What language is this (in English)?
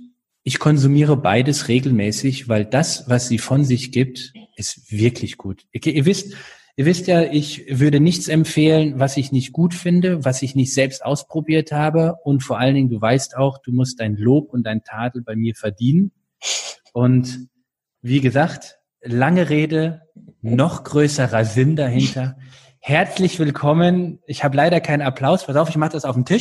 German